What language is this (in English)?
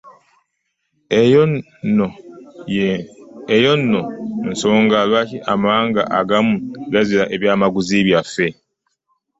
Ganda